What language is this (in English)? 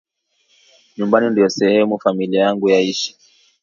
Swahili